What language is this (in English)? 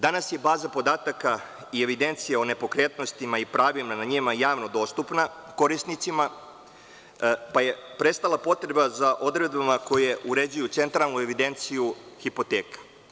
Serbian